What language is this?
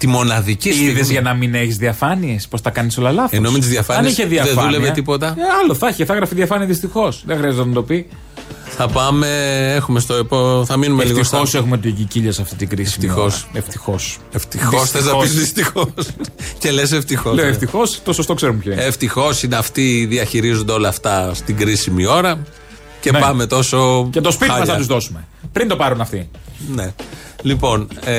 Greek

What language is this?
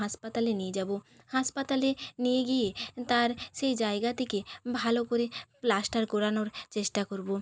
Bangla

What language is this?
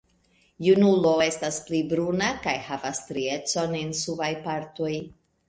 Esperanto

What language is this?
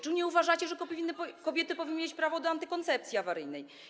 Polish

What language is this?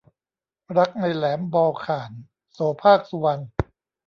Thai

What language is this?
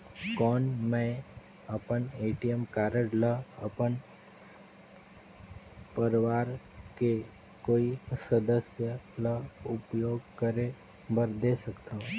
Chhattisgarhi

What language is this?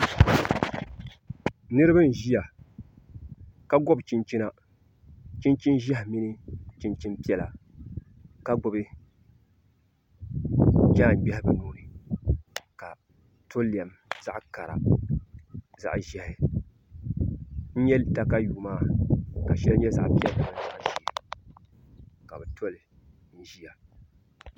Dagbani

